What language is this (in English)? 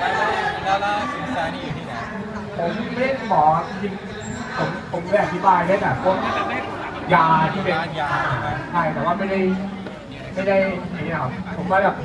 Thai